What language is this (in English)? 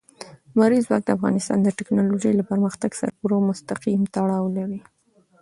Pashto